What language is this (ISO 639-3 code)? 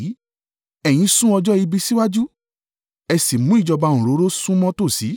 yor